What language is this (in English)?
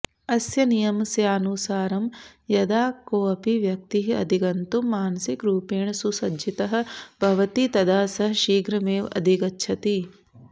Sanskrit